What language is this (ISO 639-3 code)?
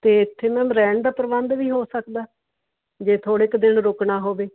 pan